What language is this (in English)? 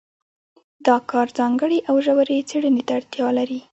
Pashto